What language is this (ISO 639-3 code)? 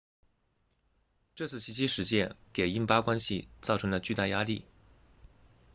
zho